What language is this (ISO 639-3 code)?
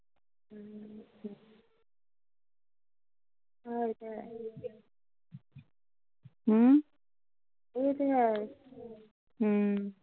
pan